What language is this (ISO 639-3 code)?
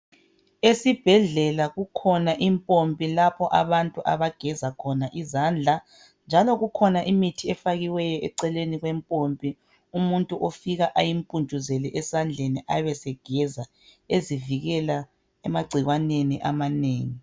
nde